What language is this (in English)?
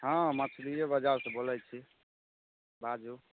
Maithili